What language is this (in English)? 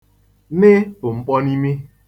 Igbo